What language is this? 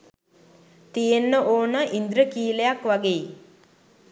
Sinhala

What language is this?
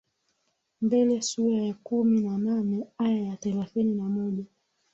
Swahili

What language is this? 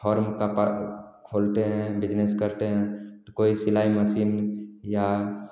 Hindi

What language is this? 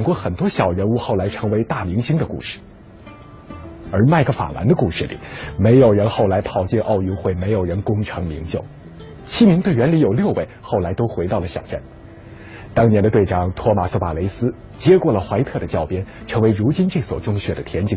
Chinese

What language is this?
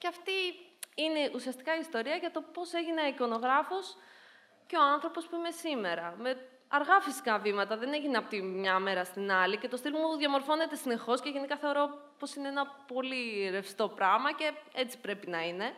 Greek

